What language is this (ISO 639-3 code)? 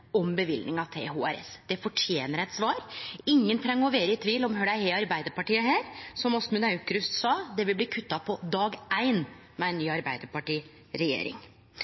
nno